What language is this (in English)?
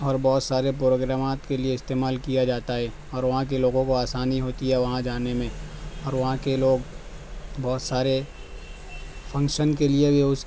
Urdu